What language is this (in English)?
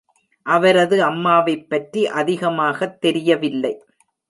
Tamil